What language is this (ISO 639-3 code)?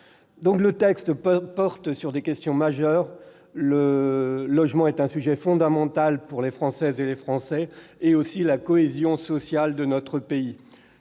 fra